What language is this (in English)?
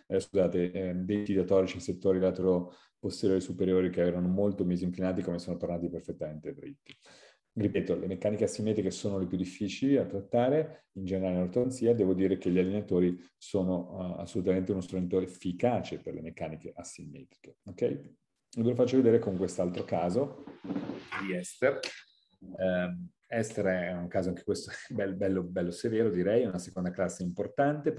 Italian